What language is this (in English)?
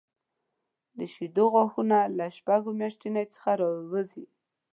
Pashto